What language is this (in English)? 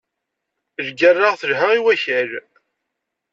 Kabyle